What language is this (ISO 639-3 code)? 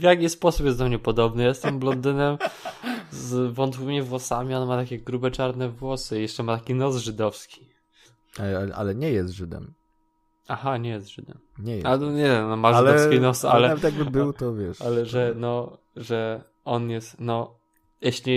pol